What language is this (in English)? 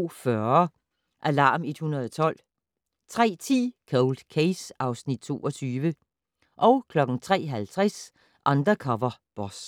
Danish